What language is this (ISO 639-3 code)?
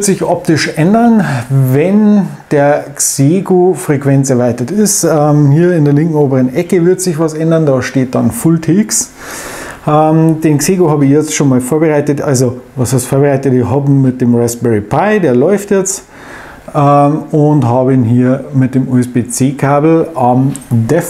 deu